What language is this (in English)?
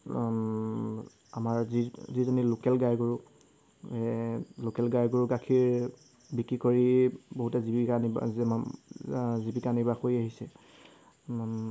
Assamese